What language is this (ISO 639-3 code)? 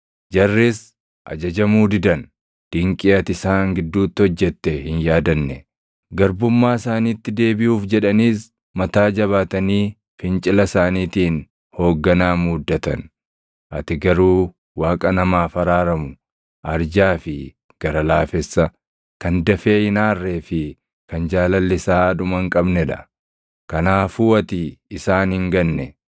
orm